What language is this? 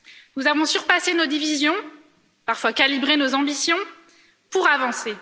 French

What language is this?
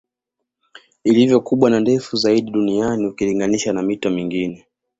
Swahili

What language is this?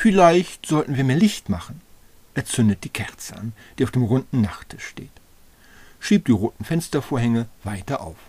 German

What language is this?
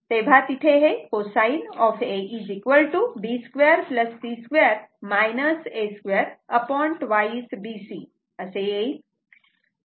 Marathi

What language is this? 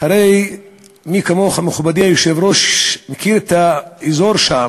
Hebrew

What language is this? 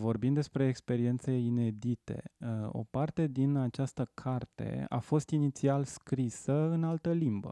Romanian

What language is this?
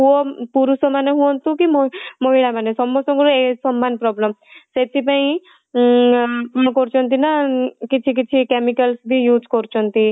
Odia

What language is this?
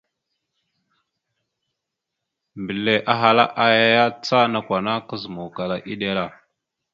Mada (Cameroon)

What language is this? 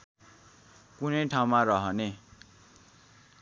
Nepali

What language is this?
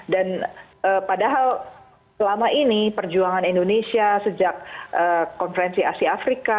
Indonesian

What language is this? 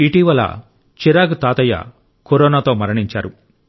Telugu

